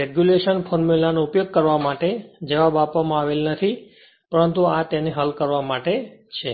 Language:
Gujarati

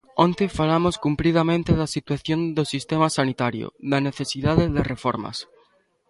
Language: Galician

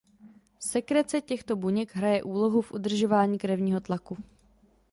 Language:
Czech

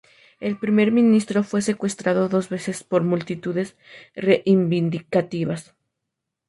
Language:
Spanish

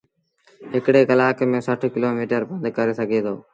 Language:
Sindhi Bhil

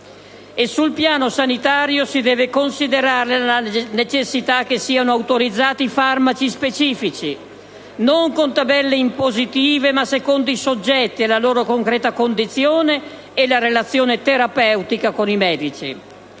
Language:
Italian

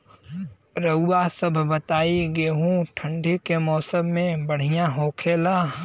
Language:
Bhojpuri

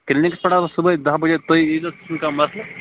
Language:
Kashmiri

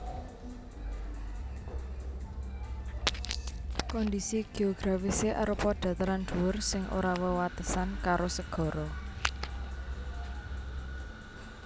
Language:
Javanese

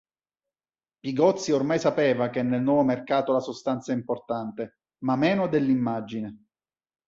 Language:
Italian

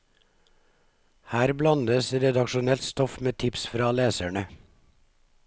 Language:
Norwegian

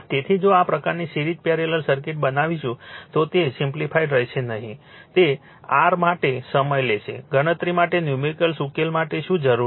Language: Gujarati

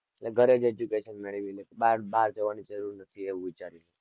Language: Gujarati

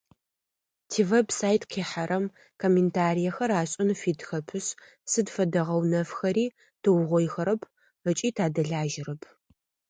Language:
Adyghe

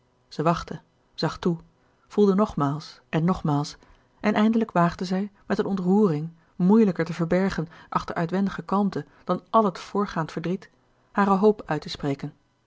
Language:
Dutch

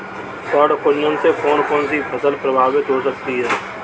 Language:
Hindi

